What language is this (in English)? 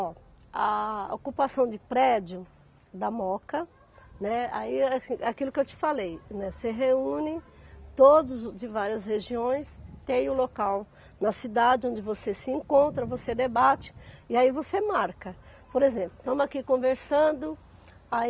Portuguese